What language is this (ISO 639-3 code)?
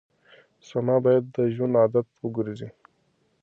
pus